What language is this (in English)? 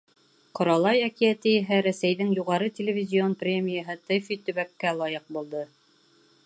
Bashkir